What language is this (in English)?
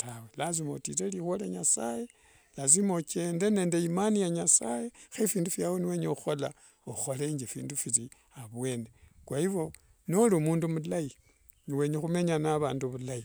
Wanga